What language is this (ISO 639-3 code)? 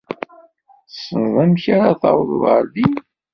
kab